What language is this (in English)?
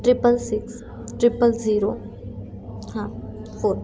Marathi